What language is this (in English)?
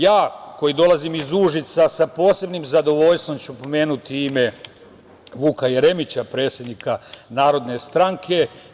Serbian